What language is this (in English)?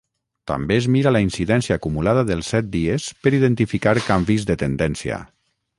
Catalan